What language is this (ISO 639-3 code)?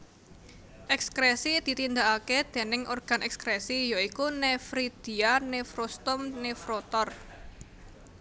jav